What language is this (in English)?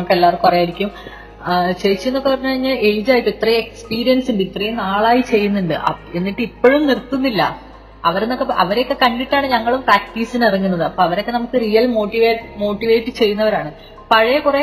Malayalam